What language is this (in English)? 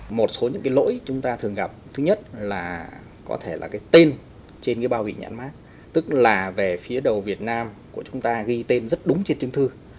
Vietnamese